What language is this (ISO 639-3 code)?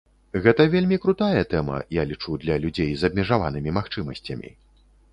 bel